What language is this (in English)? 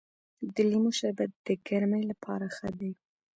Pashto